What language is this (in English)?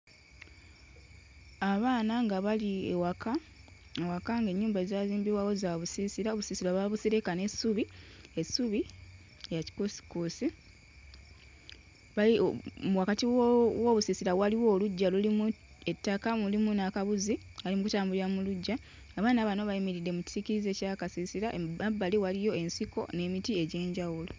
Ganda